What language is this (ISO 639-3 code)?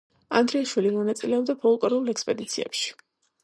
kat